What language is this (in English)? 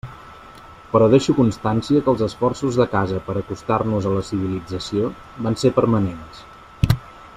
Catalan